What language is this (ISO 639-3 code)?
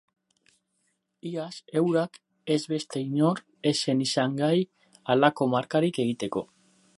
eus